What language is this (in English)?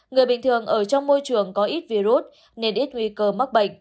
Vietnamese